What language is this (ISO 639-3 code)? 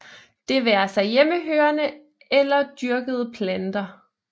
dan